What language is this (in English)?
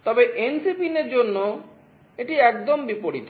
Bangla